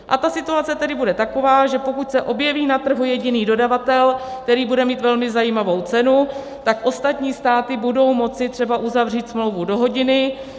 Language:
Czech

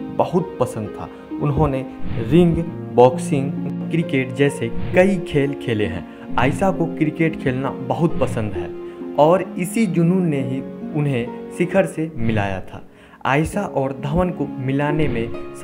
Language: Hindi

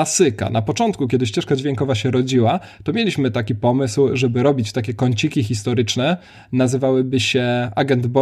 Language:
Polish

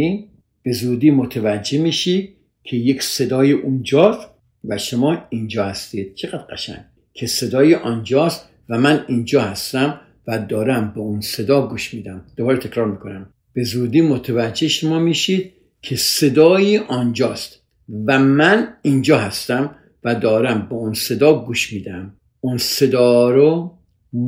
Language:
Persian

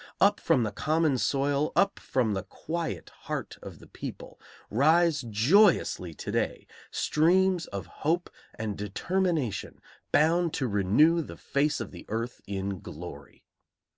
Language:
English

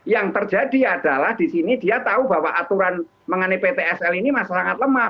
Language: Indonesian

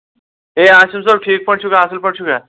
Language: Kashmiri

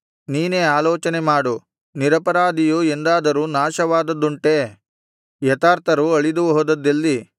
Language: Kannada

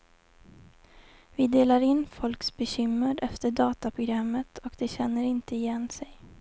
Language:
Swedish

